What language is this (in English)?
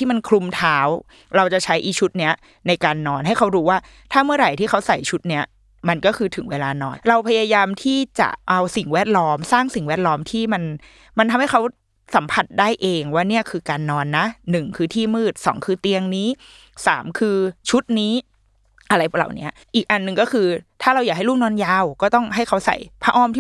Thai